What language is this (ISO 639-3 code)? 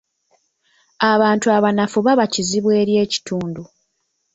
lug